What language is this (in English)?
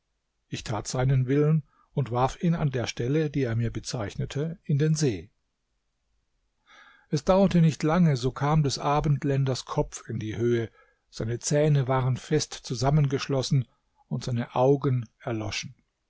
German